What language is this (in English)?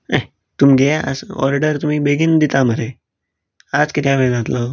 Konkani